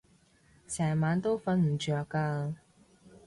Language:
Cantonese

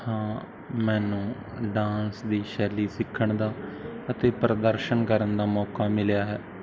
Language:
Punjabi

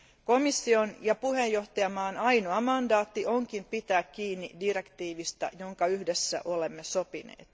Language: Finnish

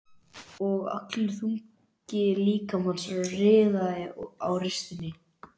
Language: Icelandic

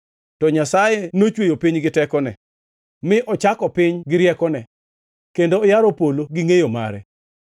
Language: Luo (Kenya and Tanzania)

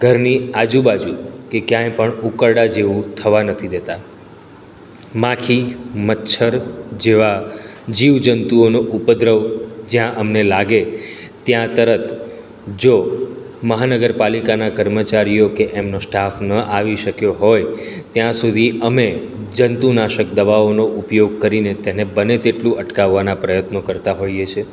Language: Gujarati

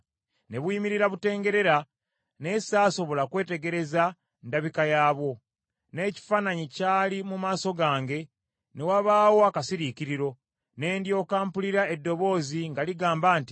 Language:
Ganda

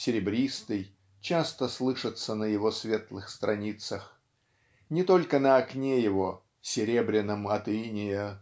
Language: Russian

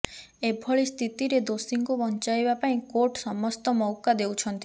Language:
Odia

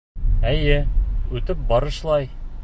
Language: Bashkir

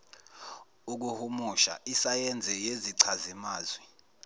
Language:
Zulu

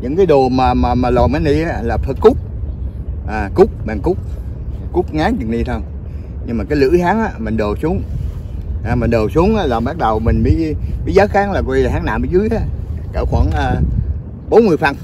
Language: Vietnamese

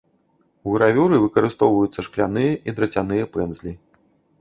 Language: Belarusian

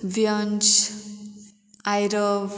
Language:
Konkani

